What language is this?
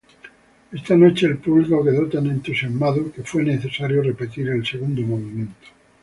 Spanish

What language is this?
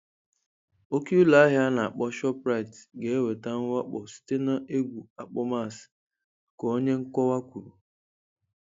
Igbo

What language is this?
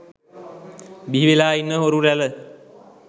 Sinhala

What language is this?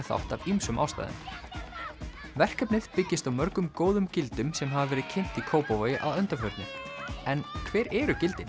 Icelandic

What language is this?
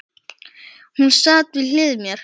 Icelandic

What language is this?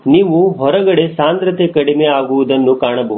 Kannada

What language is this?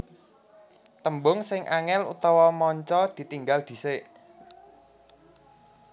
Javanese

